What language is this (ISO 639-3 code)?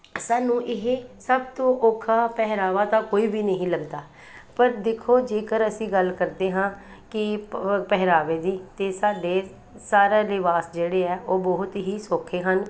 pan